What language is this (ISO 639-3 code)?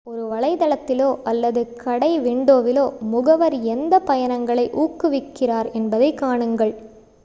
tam